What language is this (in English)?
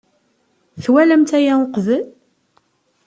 Kabyle